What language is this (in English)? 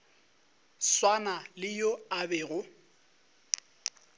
Northern Sotho